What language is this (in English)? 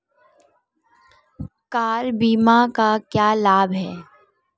Hindi